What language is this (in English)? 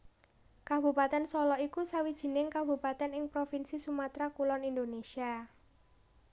Javanese